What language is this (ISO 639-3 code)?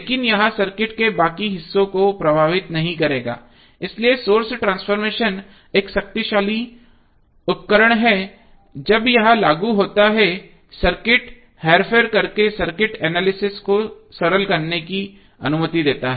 hin